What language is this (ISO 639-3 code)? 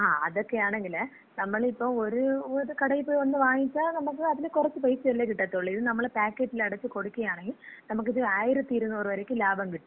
mal